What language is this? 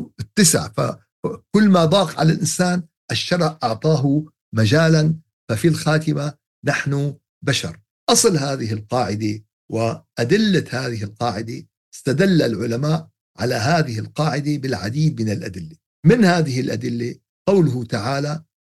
Arabic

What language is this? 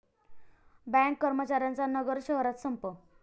Marathi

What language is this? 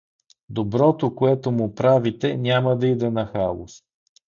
Bulgarian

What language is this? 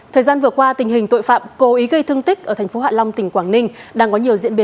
Vietnamese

